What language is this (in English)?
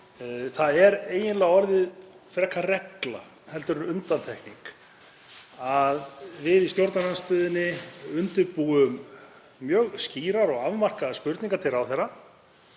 Icelandic